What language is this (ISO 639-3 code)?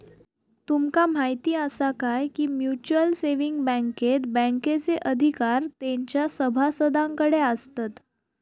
mar